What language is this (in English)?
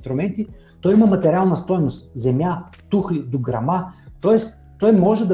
Bulgarian